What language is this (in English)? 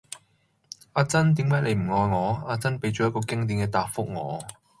Cantonese